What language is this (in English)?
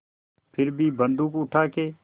Hindi